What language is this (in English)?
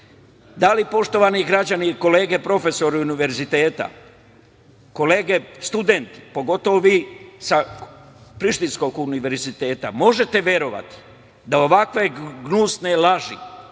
Serbian